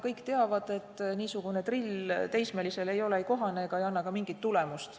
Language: Estonian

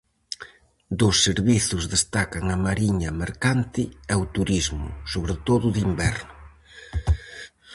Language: Galician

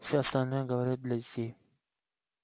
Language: Russian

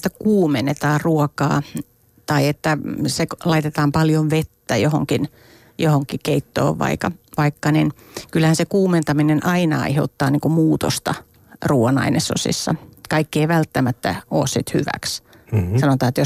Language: Finnish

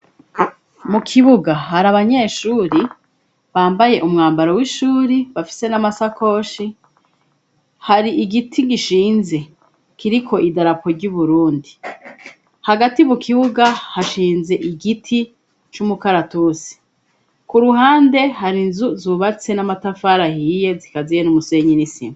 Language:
Rundi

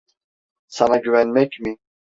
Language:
Turkish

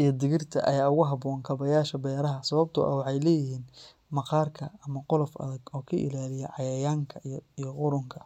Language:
Somali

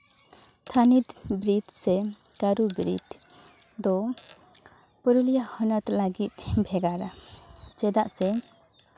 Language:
Santali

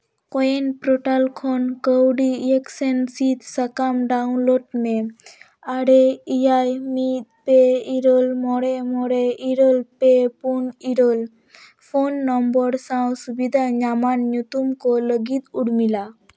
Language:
Santali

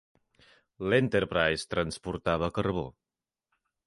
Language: Catalan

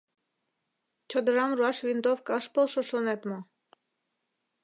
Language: Mari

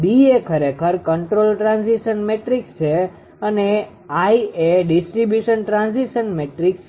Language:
Gujarati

